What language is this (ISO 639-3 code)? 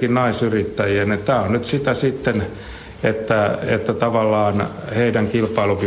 fin